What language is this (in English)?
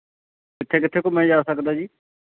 Punjabi